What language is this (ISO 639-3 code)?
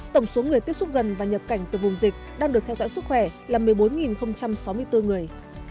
vie